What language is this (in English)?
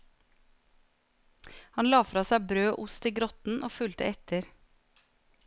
Norwegian